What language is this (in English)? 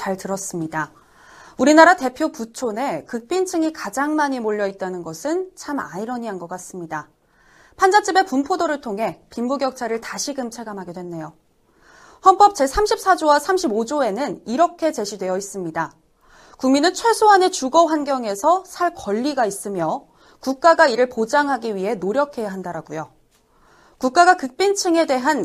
Korean